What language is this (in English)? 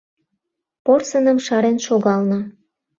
Mari